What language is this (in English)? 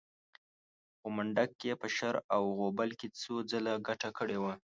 Pashto